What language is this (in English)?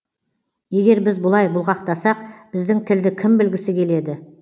Kazakh